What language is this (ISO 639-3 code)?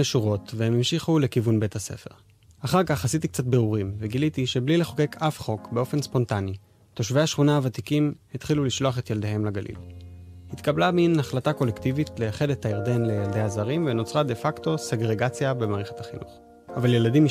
heb